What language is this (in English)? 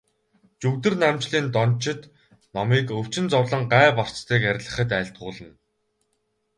Mongolian